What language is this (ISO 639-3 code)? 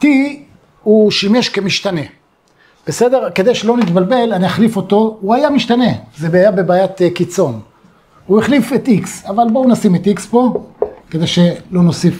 heb